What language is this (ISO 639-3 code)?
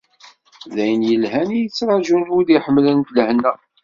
kab